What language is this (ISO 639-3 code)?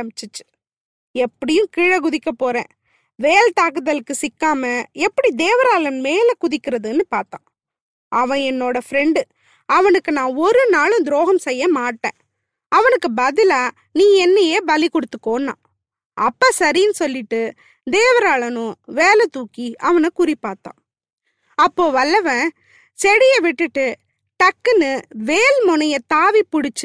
tam